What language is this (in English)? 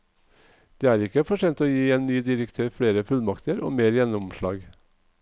Norwegian